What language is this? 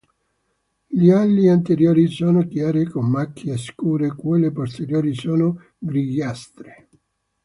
Italian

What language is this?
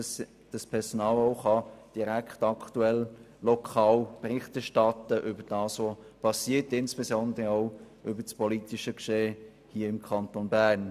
Swiss German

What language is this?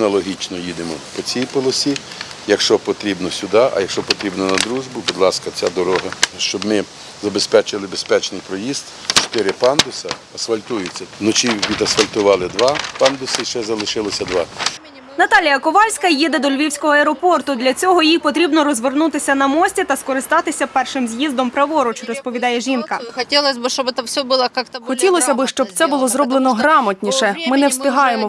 Ukrainian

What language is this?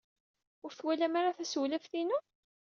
Kabyle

